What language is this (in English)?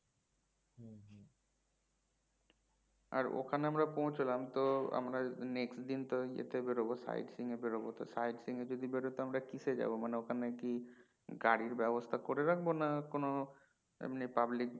Bangla